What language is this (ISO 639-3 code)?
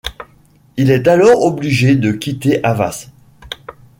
fra